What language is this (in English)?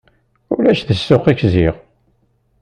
Kabyle